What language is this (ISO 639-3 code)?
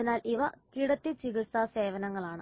mal